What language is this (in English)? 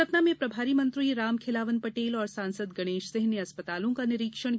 Hindi